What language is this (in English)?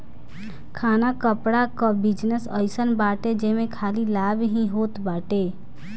Bhojpuri